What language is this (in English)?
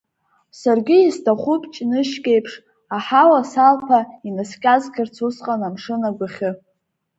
Abkhazian